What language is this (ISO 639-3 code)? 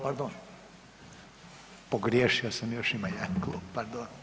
hrv